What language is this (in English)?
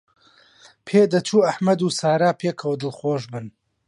Central Kurdish